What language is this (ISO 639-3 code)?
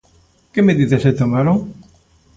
glg